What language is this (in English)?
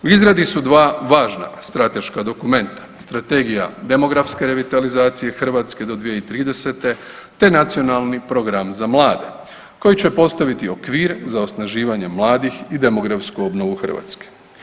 Croatian